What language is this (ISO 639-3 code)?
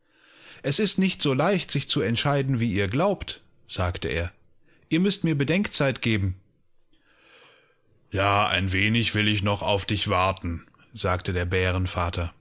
deu